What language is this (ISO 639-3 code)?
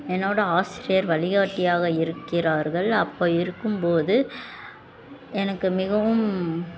tam